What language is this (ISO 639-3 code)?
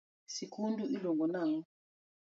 luo